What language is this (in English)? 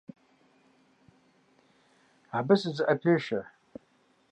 Kabardian